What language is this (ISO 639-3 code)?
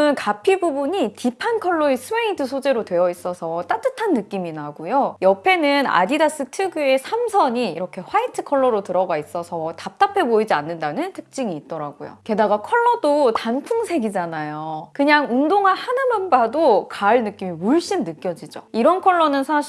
kor